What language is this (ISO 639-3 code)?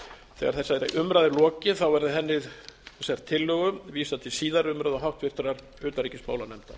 isl